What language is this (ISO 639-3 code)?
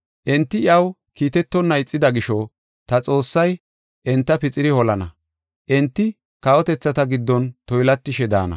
gof